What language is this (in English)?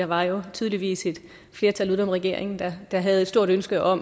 Danish